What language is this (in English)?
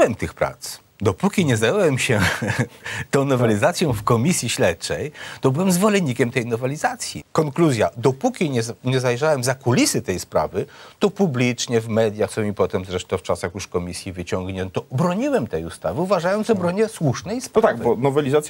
Polish